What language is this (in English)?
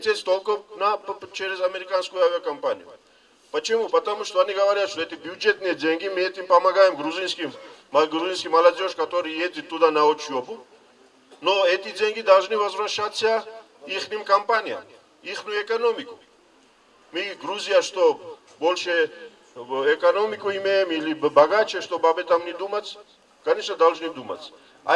Russian